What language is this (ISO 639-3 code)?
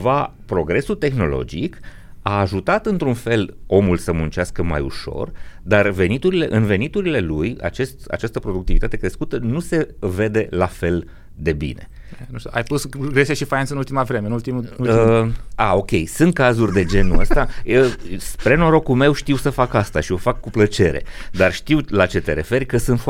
ron